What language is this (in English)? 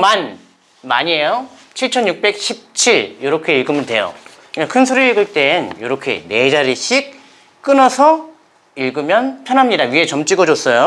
Korean